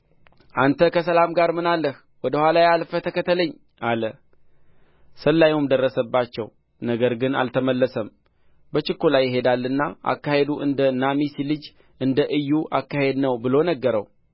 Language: Amharic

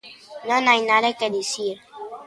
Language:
Galician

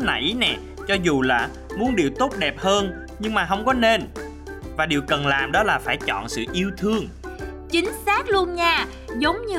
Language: Vietnamese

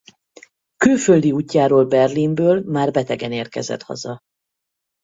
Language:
Hungarian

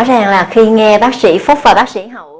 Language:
Vietnamese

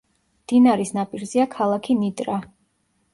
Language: Georgian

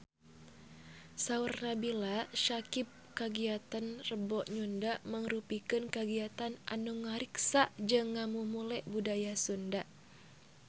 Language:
Sundanese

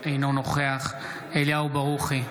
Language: Hebrew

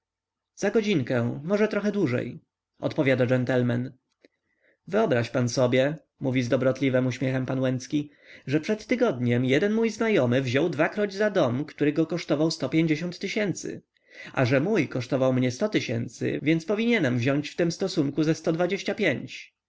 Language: Polish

